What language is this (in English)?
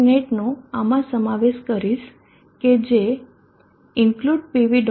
Gujarati